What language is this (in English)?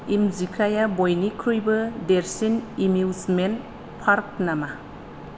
Bodo